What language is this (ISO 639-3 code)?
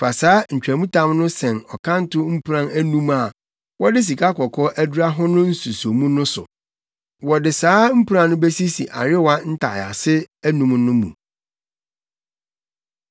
aka